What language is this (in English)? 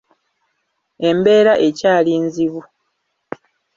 Ganda